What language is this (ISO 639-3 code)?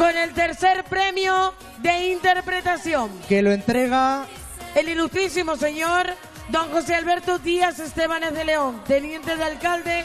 spa